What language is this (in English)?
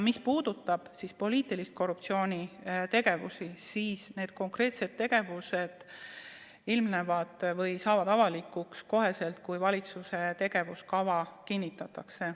Estonian